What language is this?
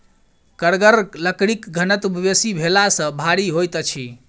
Maithili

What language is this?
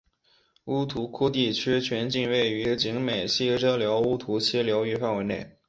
Chinese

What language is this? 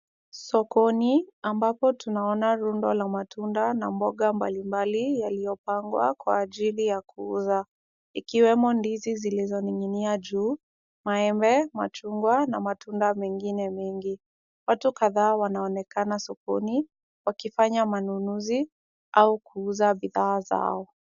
Swahili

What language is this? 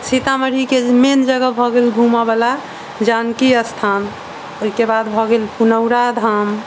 Maithili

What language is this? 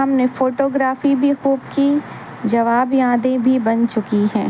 Urdu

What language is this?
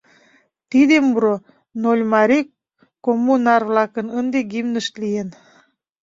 Mari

